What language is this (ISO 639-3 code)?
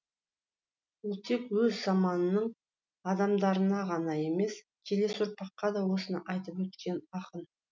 kaz